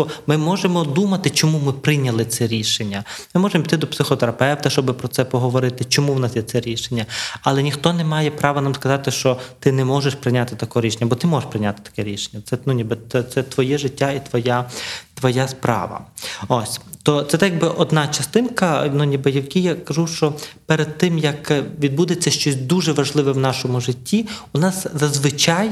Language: Ukrainian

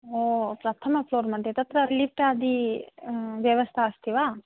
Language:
Sanskrit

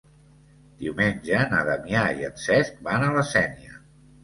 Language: Catalan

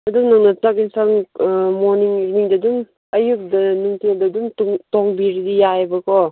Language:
Manipuri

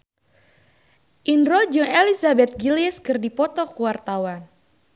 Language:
Sundanese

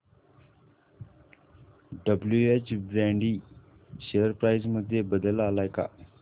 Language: Marathi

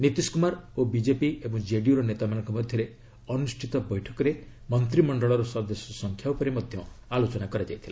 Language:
Odia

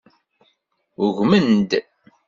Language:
Kabyle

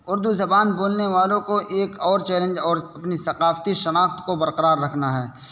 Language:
Urdu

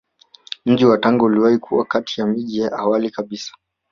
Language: Swahili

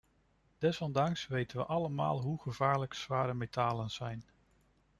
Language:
Dutch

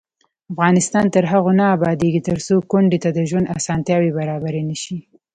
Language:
Pashto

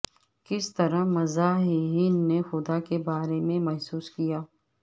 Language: Urdu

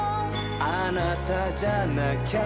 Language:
Japanese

